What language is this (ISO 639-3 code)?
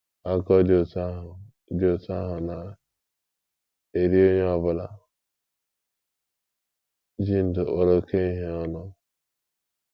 ibo